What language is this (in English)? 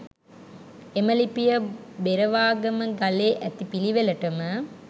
Sinhala